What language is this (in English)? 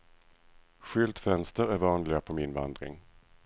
Swedish